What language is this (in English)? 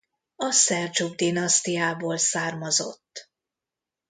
Hungarian